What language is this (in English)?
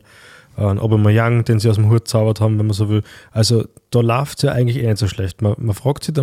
German